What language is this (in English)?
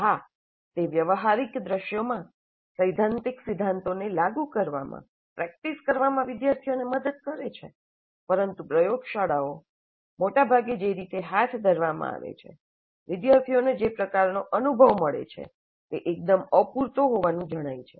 Gujarati